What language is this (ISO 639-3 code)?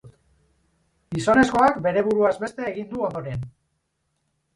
eus